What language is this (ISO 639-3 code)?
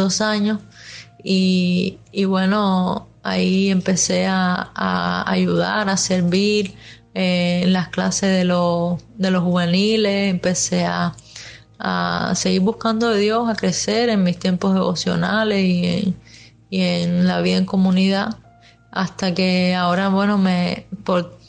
spa